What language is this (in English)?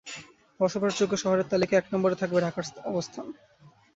Bangla